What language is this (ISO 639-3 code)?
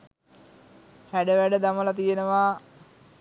sin